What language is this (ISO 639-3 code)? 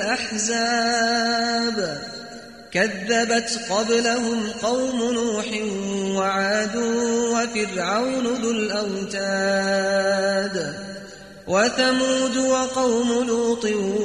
ara